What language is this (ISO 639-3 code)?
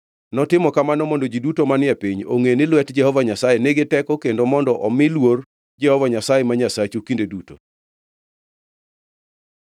luo